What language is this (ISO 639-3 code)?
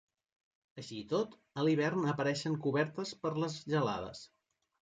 cat